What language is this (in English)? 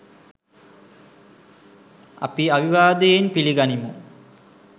Sinhala